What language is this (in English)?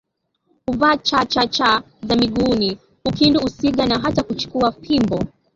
Swahili